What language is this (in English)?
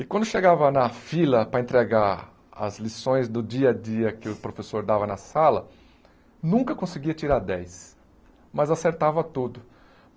Portuguese